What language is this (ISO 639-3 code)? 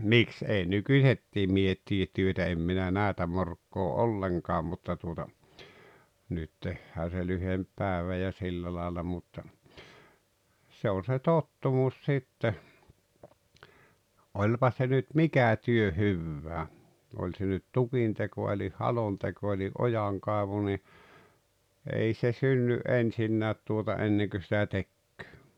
fin